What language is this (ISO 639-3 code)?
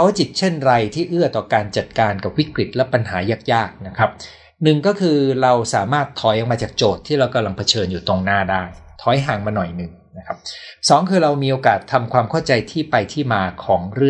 tha